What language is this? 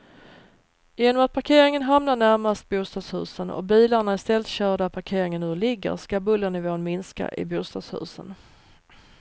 Swedish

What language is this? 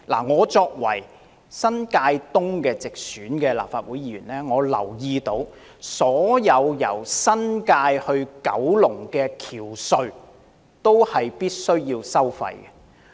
Cantonese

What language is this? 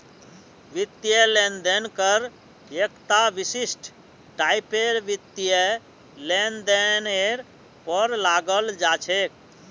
Magahi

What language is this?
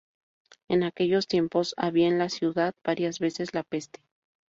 Spanish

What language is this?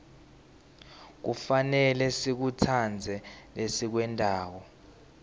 Swati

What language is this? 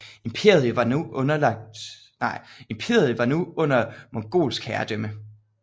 Danish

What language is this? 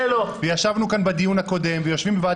Hebrew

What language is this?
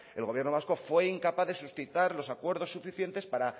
Spanish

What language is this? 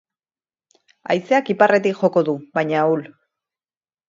Basque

